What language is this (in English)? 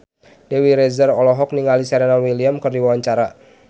Sundanese